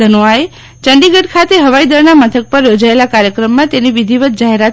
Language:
Gujarati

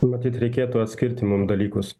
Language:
Lithuanian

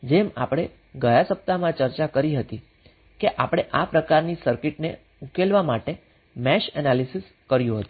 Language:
Gujarati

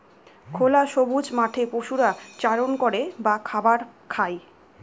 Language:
Bangla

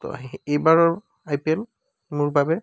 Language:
Assamese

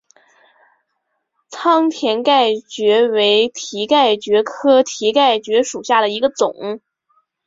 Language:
Chinese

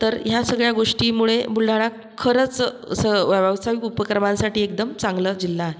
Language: Marathi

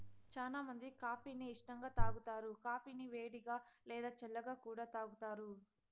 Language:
Telugu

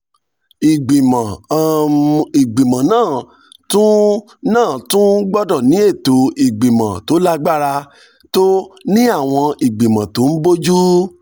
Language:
Yoruba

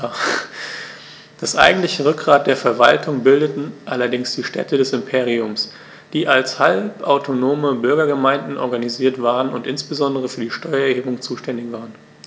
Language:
German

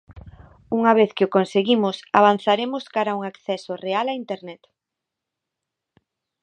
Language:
Galician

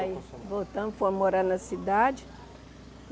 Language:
Portuguese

